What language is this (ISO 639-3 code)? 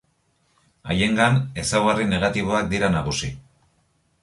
eus